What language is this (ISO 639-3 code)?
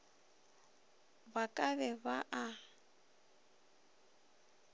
nso